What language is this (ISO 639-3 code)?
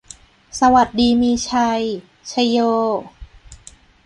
tha